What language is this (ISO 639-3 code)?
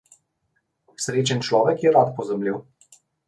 slv